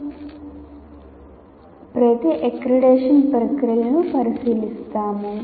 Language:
Telugu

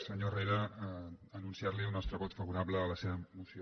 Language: Catalan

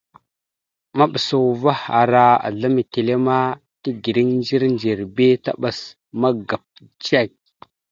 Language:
Mada (Cameroon)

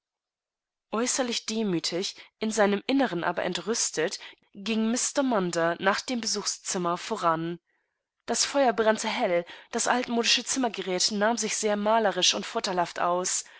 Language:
German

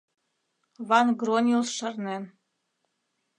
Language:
Mari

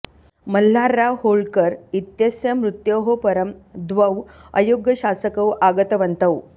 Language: Sanskrit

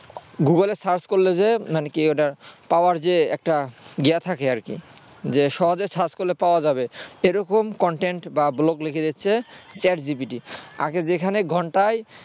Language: Bangla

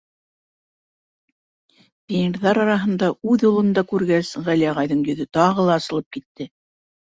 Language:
Bashkir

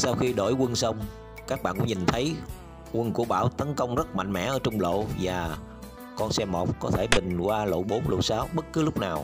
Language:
Vietnamese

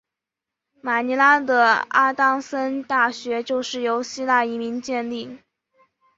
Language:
Chinese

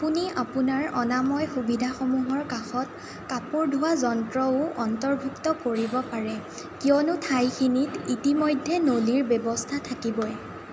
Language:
Assamese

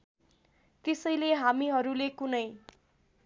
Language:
Nepali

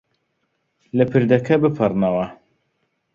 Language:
Central Kurdish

